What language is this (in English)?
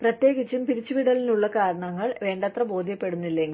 Malayalam